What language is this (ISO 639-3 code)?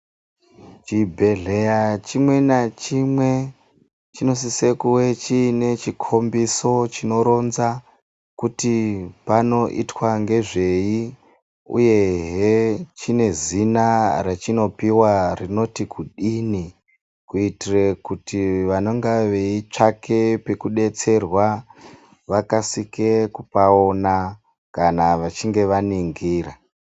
ndc